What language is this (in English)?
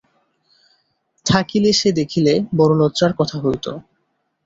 Bangla